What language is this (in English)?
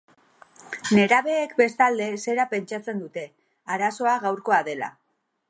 Basque